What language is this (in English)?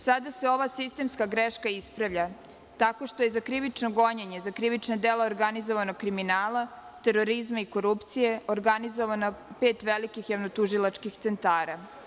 Serbian